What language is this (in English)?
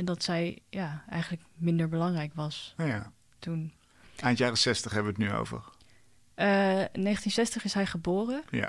Dutch